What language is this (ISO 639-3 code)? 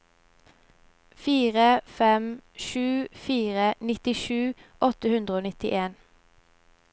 nor